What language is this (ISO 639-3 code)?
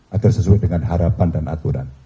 ind